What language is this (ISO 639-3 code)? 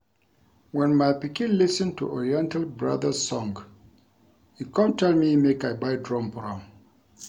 pcm